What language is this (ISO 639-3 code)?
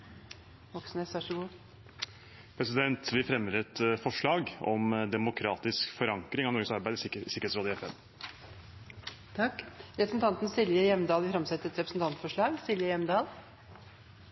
nor